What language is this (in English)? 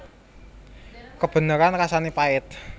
Javanese